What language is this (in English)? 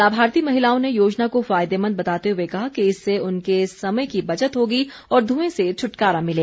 Hindi